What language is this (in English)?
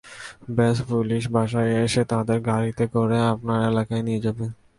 Bangla